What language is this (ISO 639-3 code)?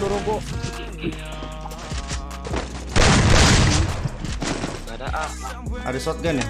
ind